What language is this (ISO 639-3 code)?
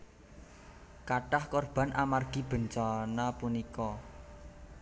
jav